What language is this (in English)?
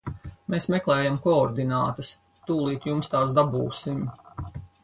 Latvian